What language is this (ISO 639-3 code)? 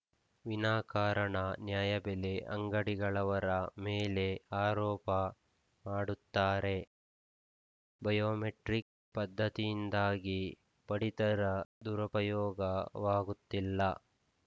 kan